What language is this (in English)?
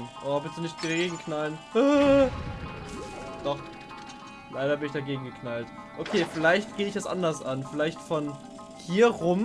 German